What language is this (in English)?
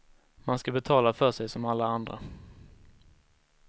Swedish